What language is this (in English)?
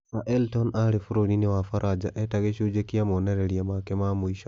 Kikuyu